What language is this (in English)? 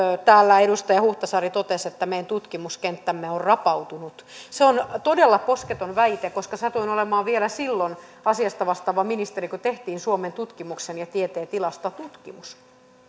Finnish